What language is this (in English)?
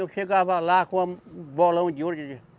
Portuguese